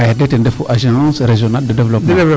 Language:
Serer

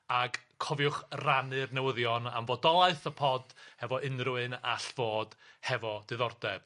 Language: Welsh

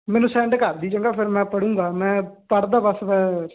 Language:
Punjabi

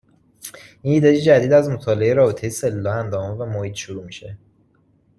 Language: Persian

